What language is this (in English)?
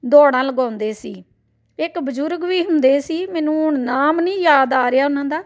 Punjabi